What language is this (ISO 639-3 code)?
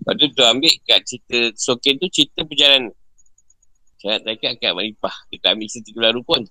msa